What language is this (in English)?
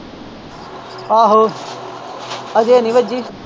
Punjabi